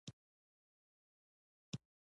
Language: Pashto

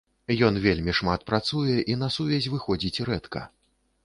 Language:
Belarusian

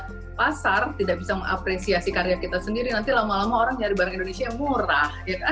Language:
Indonesian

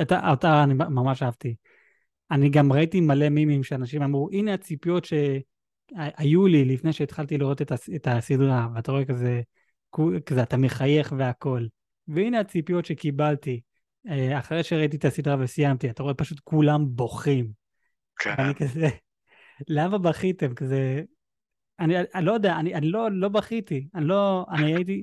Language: Hebrew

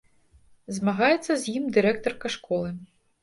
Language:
Belarusian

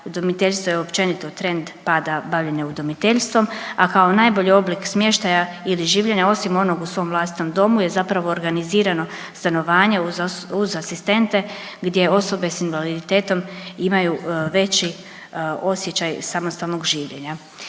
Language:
Croatian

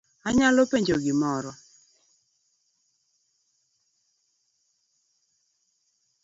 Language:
Luo (Kenya and Tanzania)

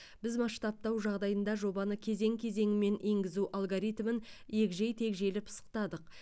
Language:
Kazakh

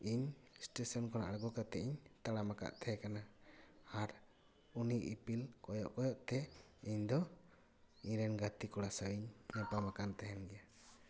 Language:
Santali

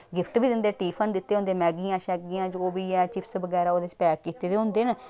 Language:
Dogri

